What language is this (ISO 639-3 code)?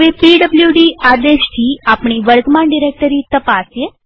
guj